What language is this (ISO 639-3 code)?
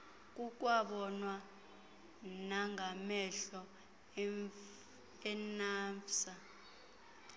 xho